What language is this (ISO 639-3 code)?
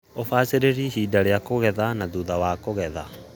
kik